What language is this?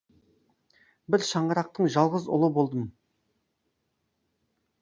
Kazakh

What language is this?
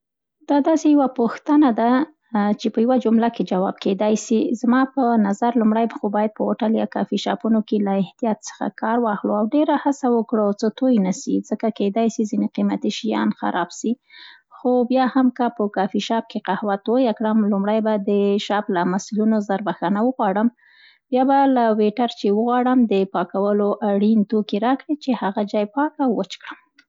Central Pashto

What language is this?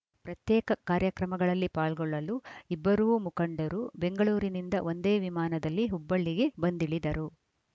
Kannada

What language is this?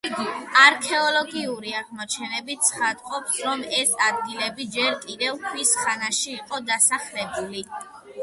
Georgian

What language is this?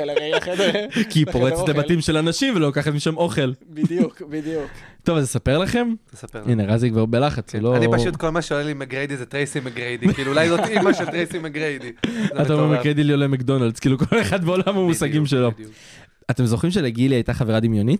Hebrew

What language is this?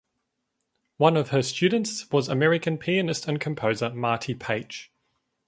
English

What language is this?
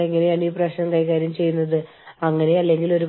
Malayalam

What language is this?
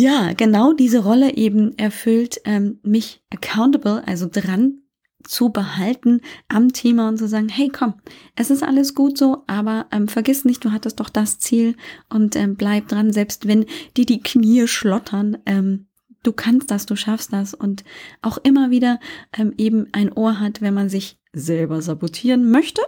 German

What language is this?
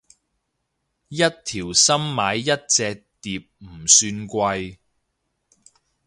Cantonese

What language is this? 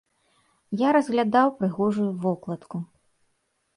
Belarusian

